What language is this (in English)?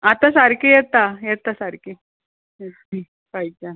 Konkani